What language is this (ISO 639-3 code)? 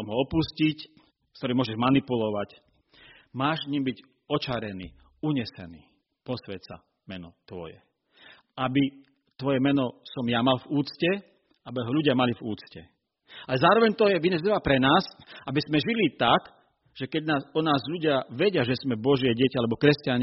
slk